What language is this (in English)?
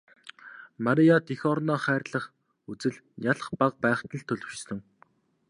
Mongolian